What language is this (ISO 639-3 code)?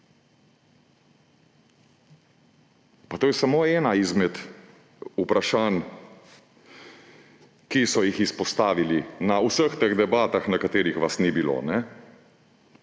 slv